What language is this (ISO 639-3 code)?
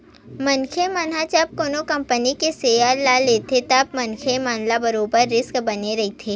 hne